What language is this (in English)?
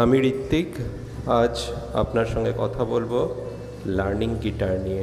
Bangla